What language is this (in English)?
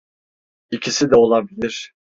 Turkish